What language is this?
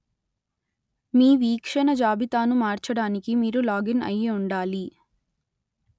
Telugu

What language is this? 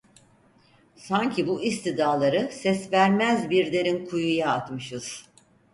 Turkish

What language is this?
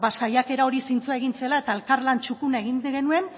Basque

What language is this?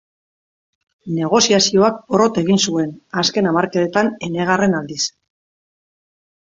Basque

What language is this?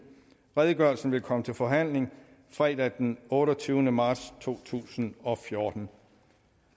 Danish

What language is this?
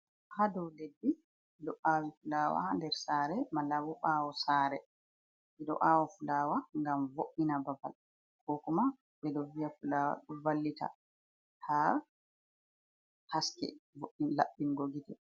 Fula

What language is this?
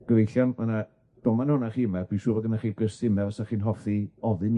Welsh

